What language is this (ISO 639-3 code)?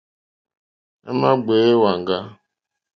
bri